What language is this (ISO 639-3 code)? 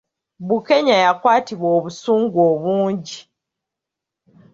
lug